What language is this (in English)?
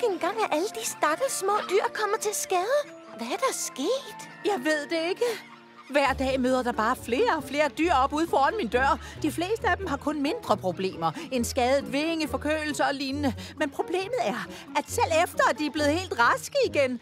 Danish